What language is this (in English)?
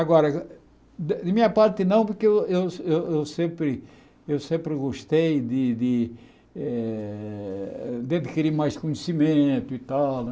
Portuguese